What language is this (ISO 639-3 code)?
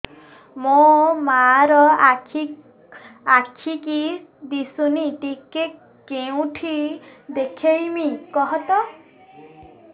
ori